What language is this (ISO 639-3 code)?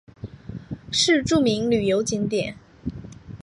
zho